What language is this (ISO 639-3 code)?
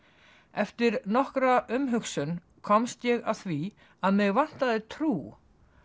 isl